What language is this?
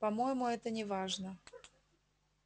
Russian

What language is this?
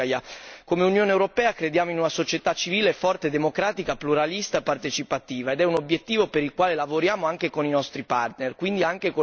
Italian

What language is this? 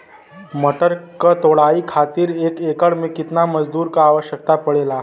Bhojpuri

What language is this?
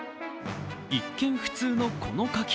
Japanese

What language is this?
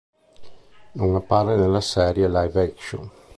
Italian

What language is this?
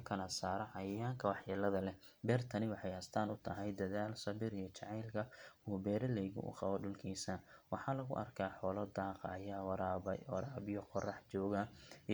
Somali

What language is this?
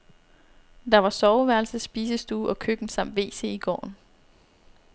Danish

